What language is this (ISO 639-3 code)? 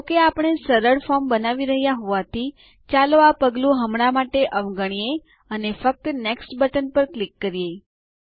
guj